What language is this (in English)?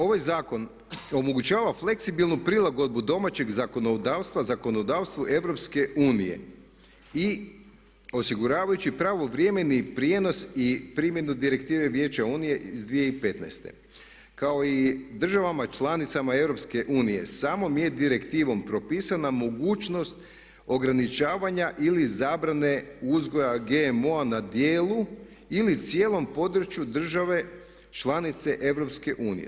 Croatian